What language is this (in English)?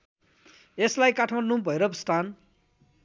Nepali